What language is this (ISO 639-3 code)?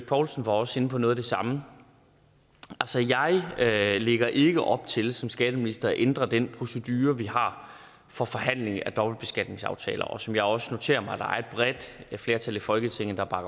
dan